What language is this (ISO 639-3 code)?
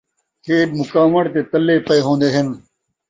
skr